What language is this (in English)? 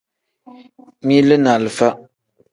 Tem